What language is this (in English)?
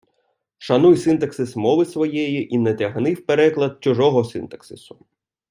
Ukrainian